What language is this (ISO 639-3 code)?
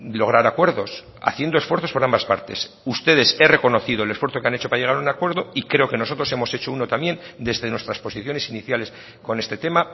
spa